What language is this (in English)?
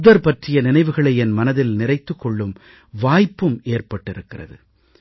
Tamil